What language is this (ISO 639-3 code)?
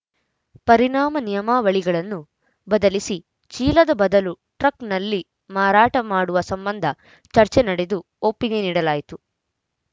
kan